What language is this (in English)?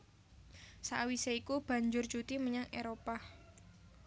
Javanese